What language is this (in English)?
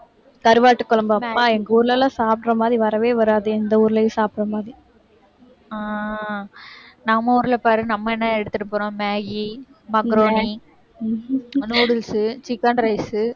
Tamil